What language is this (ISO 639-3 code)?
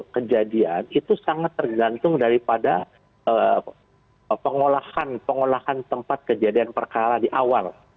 ind